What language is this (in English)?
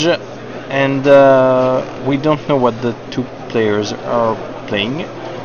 French